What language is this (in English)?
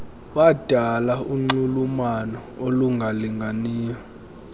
Xhosa